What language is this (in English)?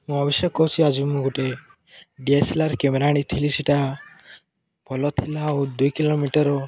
Odia